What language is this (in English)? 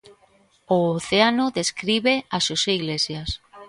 Galician